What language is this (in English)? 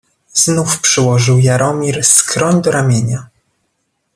Polish